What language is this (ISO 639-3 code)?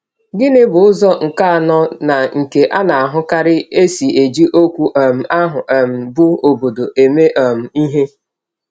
ibo